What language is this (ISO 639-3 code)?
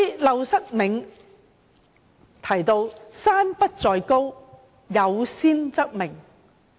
yue